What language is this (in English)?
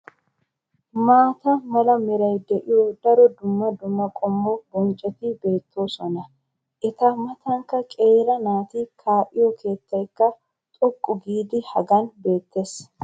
Wolaytta